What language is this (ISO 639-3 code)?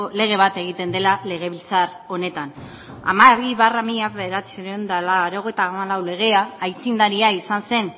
eus